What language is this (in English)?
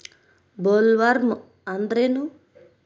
Kannada